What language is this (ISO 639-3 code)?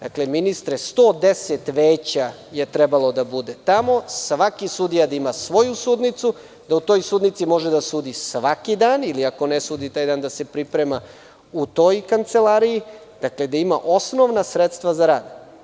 srp